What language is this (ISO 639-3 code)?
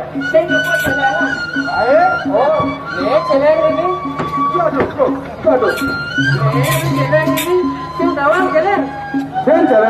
ind